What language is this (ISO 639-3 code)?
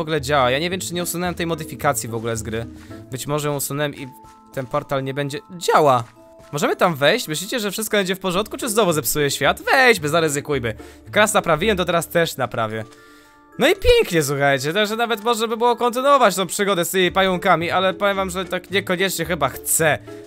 pol